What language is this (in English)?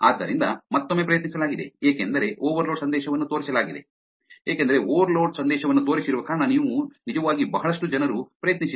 Kannada